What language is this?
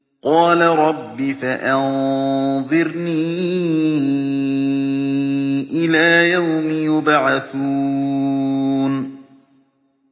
Arabic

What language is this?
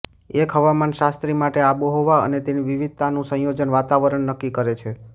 Gujarati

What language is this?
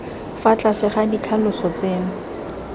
Tswana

